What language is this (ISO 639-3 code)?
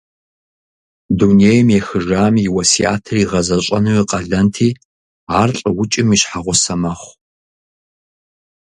kbd